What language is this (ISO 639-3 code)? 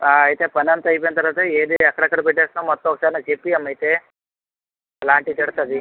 tel